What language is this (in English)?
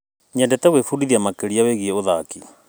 Kikuyu